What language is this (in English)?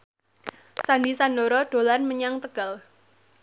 Javanese